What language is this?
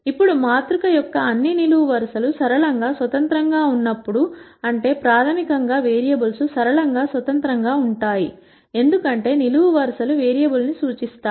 Telugu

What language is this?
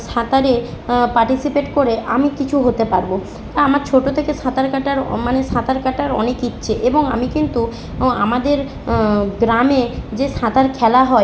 Bangla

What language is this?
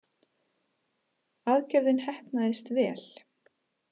Icelandic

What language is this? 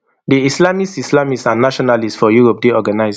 Nigerian Pidgin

